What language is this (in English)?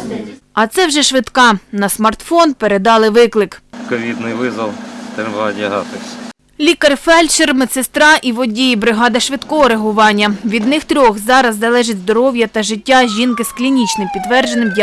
Ukrainian